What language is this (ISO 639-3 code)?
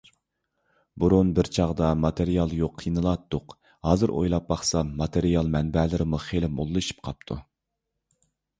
uig